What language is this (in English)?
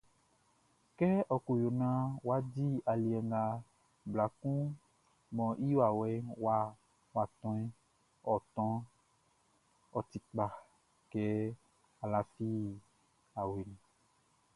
Baoulé